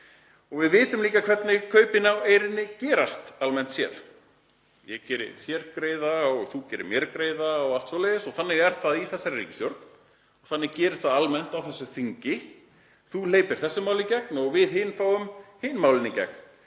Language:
Icelandic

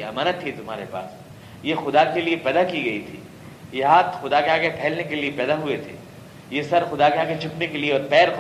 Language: Urdu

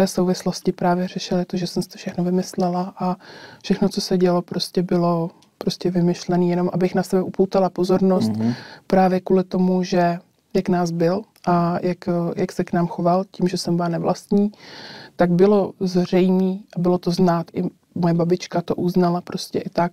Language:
Czech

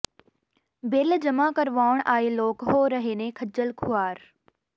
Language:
Punjabi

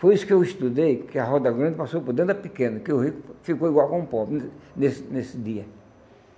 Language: Portuguese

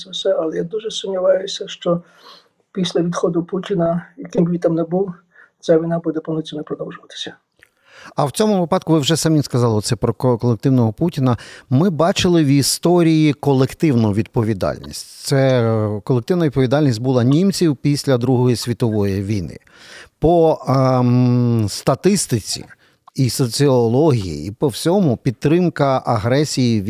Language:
Ukrainian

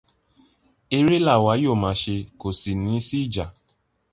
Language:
Yoruba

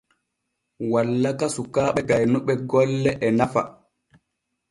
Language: Borgu Fulfulde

